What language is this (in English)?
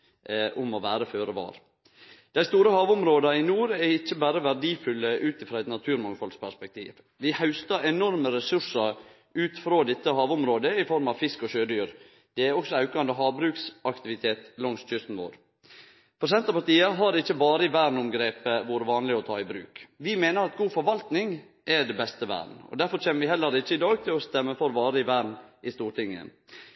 Norwegian Nynorsk